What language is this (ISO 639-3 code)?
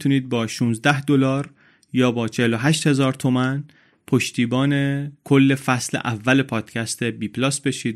fas